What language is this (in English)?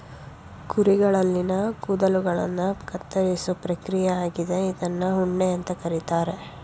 Kannada